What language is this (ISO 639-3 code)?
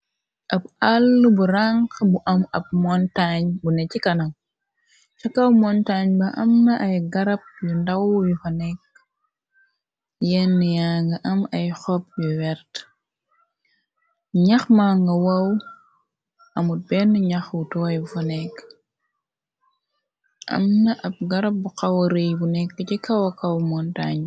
wol